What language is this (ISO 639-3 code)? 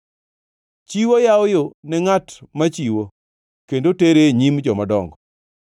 luo